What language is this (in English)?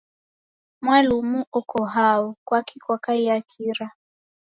Taita